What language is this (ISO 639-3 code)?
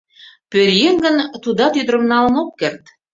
chm